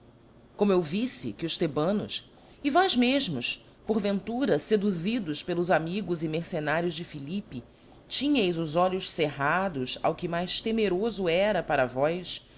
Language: Portuguese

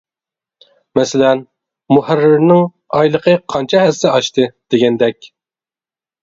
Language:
Uyghur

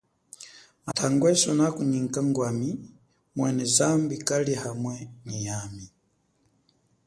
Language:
Chokwe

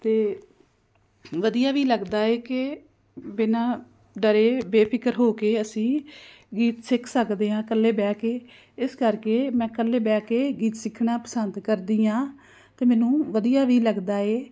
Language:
Punjabi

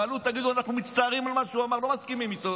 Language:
Hebrew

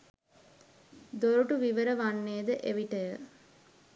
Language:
Sinhala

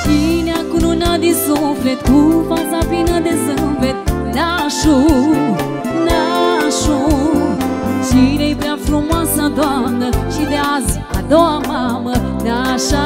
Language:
Romanian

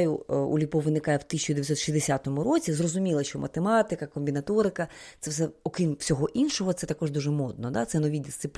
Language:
Ukrainian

